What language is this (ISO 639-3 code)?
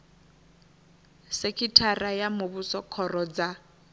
ven